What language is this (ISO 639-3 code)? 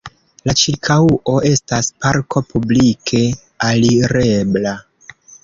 epo